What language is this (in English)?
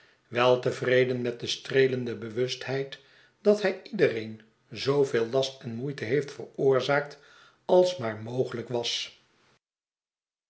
Dutch